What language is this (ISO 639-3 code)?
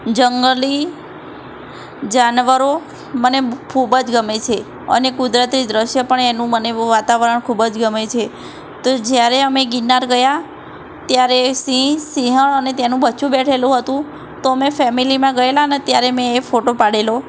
guj